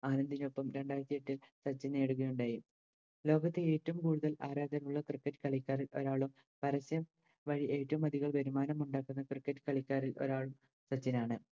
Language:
Malayalam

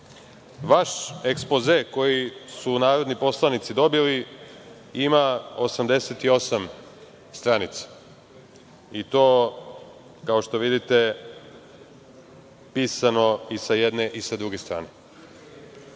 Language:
Serbian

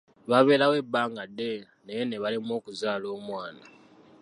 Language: Ganda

